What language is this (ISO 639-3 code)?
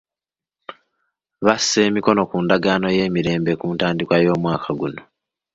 lug